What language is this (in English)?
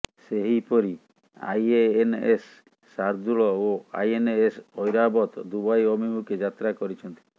Odia